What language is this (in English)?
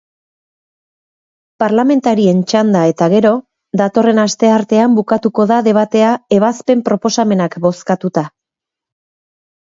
Basque